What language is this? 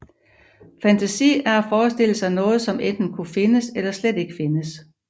Danish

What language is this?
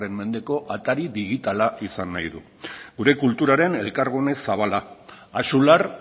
Basque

